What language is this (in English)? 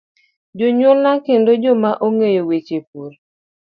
Luo (Kenya and Tanzania)